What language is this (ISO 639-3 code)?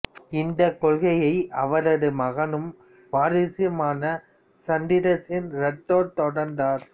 tam